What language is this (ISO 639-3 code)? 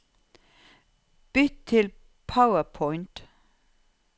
nor